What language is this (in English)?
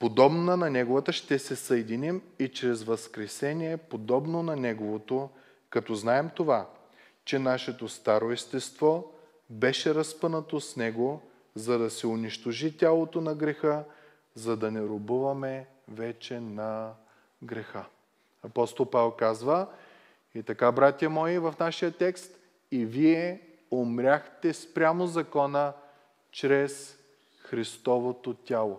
Bulgarian